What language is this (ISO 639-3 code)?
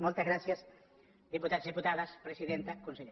cat